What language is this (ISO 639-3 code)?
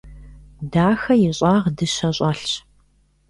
kbd